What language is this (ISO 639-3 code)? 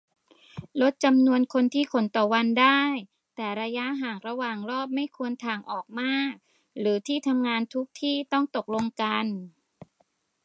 tha